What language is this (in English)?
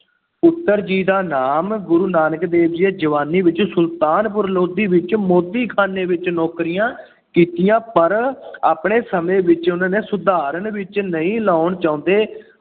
Punjabi